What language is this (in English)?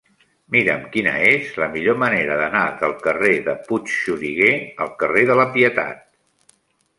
Catalan